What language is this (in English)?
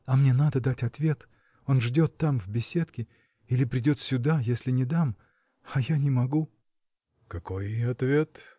Russian